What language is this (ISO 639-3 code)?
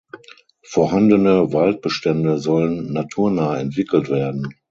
deu